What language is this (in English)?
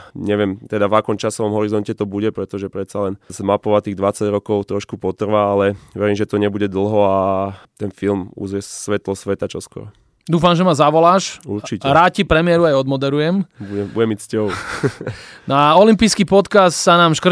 Slovak